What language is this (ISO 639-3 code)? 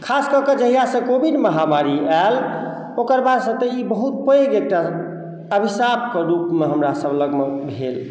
mai